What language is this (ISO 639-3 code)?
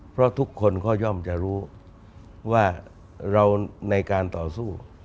tha